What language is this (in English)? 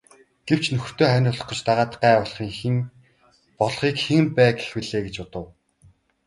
Mongolian